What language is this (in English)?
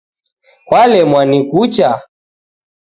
Taita